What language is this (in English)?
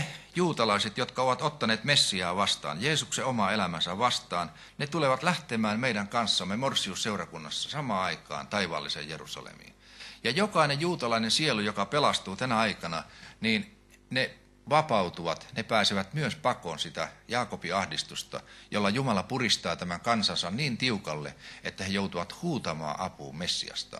Finnish